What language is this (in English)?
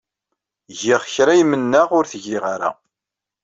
Kabyle